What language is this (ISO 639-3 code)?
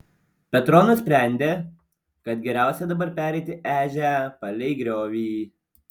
lit